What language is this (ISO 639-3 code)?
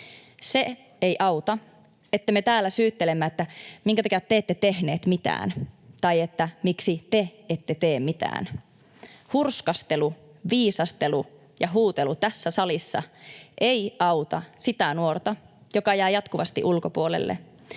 fin